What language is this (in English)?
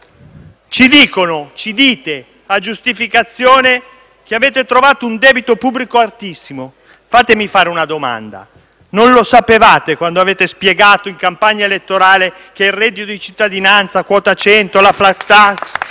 Italian